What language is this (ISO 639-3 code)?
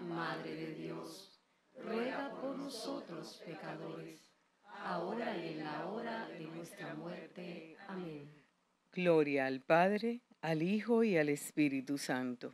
spa